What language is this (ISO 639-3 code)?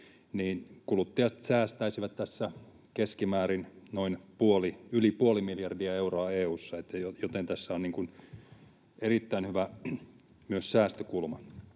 fin